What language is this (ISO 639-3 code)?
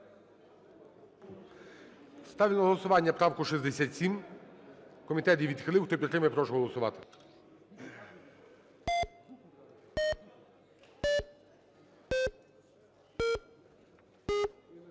ukr